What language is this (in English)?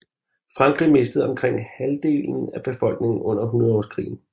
Danish